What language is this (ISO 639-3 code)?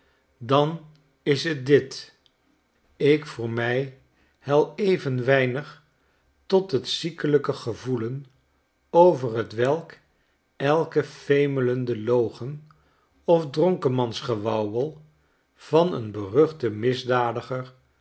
nld